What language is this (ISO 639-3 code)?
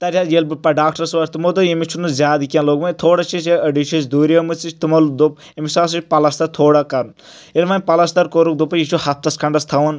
kas